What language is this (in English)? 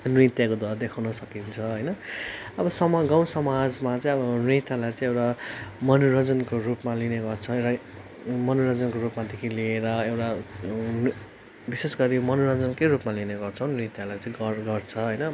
Nepali